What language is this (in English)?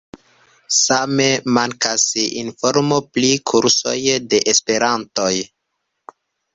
Esperanto